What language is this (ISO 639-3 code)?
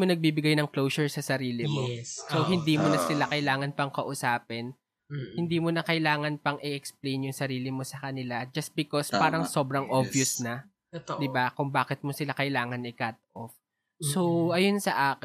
fil